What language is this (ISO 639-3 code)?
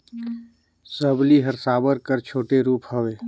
hne